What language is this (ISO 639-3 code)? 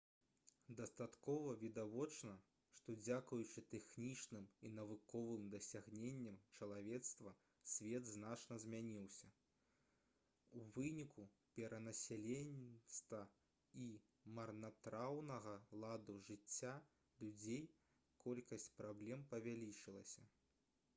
bel